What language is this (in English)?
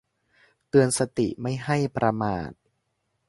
Thai